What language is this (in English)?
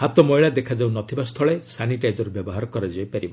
Odia